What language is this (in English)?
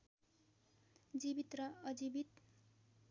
Nepali